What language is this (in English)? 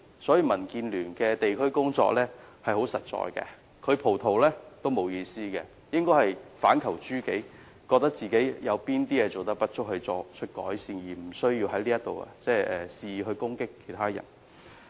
Cantonese